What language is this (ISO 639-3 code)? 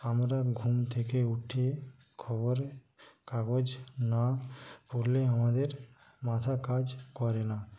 ben